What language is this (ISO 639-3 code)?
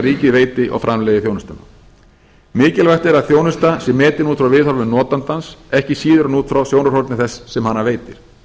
isl